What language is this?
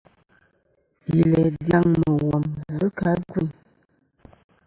Kom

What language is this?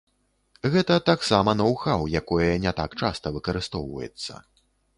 Belarusian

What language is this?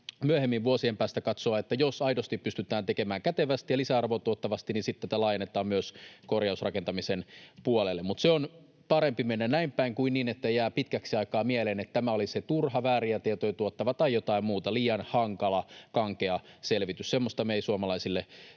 Finnish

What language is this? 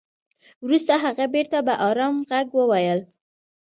Pashto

